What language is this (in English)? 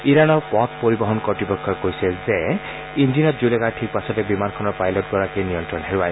Assamese